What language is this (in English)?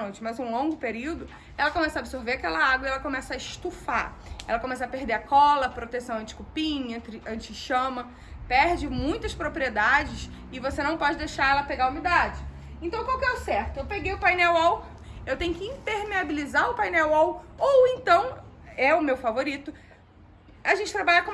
Portuguese